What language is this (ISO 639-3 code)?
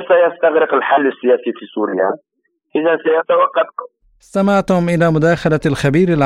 ara